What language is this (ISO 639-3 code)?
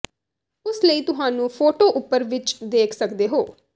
pan